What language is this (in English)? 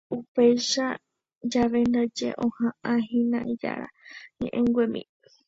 Guarani